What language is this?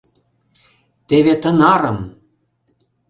Mari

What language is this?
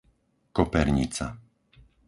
Slovak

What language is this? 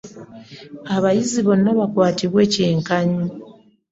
Ganda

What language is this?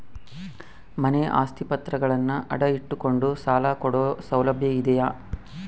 Kannada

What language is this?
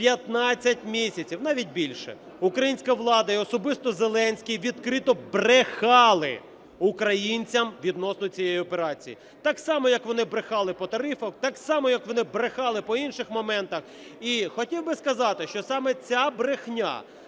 Ukrainian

